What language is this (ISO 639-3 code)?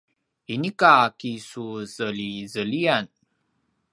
pwn